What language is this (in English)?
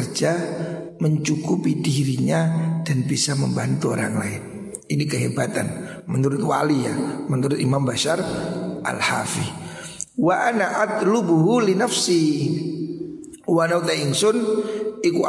Indonesian